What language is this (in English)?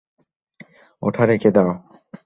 Bangla